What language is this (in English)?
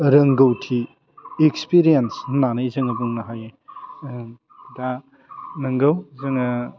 Bodo